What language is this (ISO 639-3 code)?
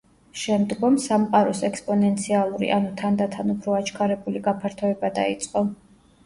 kat